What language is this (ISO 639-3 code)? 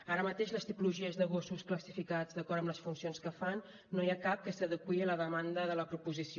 cat